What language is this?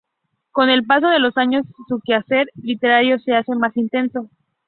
Spanish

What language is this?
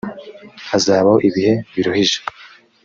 Kinyarwanda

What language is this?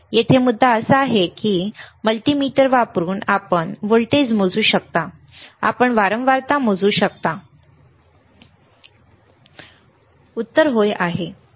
Marathi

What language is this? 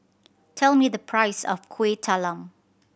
English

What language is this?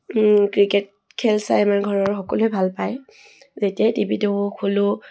Assamese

